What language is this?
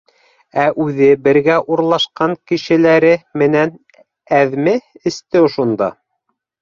Bashkir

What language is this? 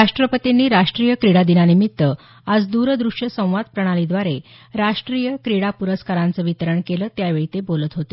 Marathi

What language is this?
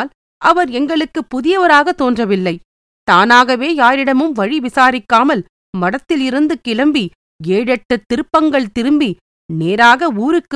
Tamil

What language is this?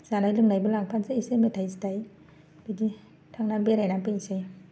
Bodo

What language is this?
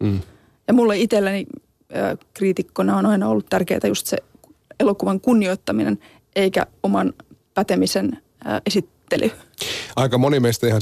Finnish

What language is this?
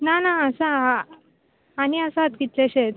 Konkani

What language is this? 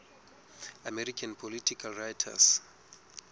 Southern Sotho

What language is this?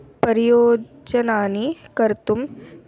Sanskrit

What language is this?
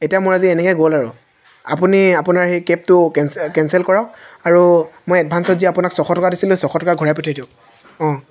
Assamese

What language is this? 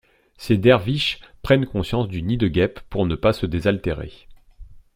French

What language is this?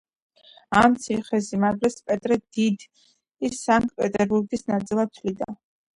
Georgian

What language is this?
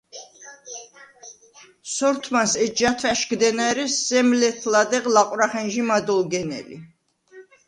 Svan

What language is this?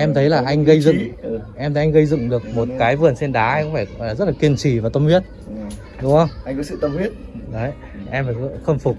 Vietnamese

